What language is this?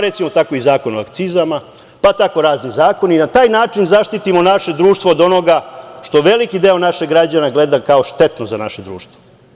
Serbian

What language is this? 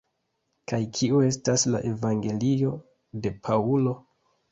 Esperanto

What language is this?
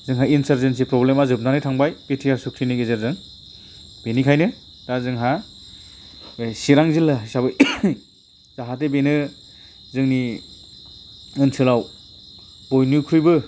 Bodo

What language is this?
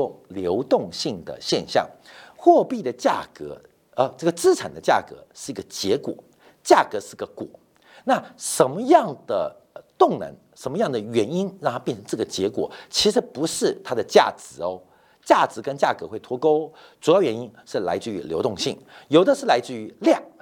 Chinese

